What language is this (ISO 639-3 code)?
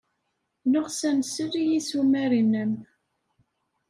kab